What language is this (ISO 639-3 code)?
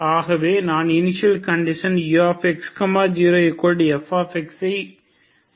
tam